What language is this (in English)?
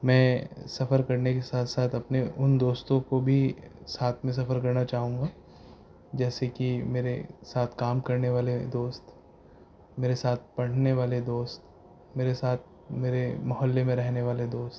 Urdu